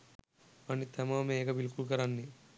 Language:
Sinhala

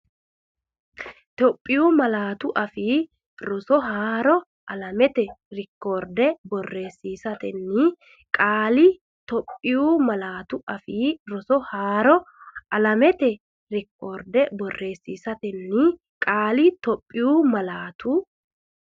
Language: Sidamo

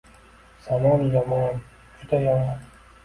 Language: Uzbek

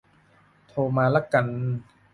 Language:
Thai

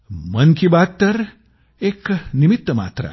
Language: Marathi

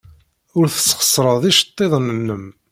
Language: Kabyle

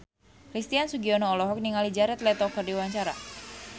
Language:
Sundanese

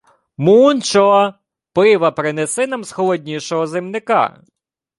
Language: Ukrainian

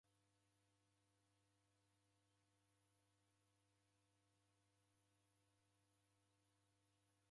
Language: Taita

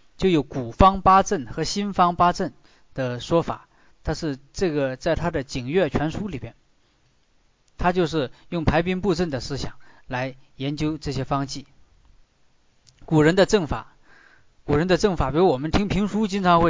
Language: Chinese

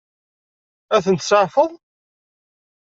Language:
Kabyle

